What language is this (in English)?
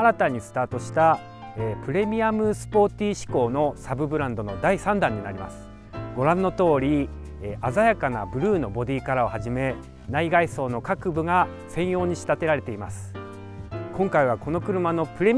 Japanese